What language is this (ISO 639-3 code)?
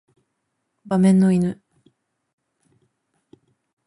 jpn